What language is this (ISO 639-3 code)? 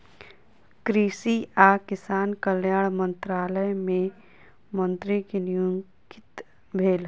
mai